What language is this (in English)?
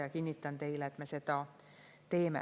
Estonian